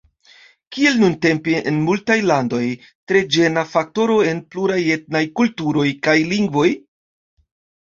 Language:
Esperanto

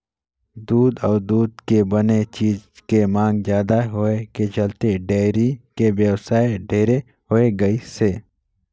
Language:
Chhattisgarhi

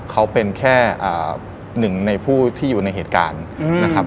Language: Thai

